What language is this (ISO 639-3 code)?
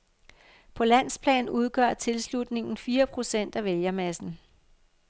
dan